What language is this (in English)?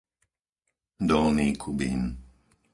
Slovak